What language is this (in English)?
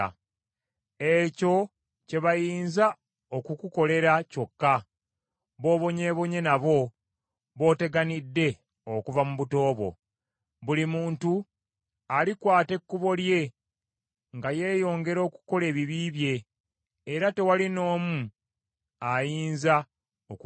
Ganda